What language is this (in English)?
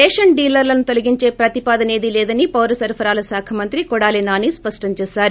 Telugu